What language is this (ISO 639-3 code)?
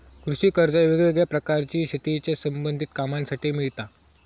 mar